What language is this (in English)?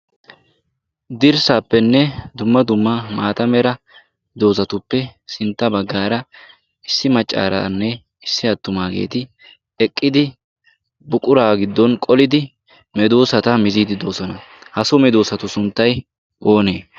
Wolaytta